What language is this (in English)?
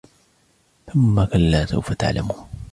Arabic